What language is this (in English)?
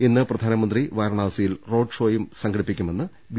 Malayalam